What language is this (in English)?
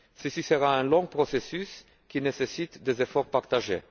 French